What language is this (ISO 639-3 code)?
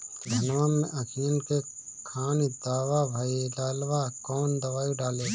bho